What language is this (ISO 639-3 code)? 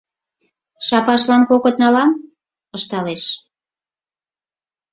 chm